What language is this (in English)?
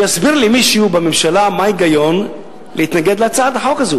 Hebrew